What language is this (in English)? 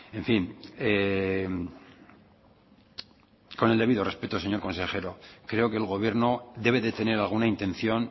Spanish